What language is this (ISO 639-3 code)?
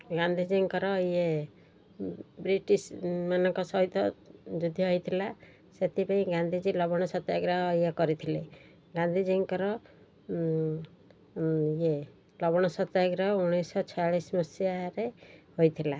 ori